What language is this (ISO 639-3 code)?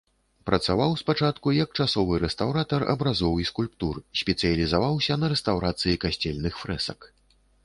bel